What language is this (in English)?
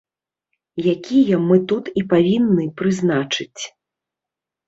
Belarusian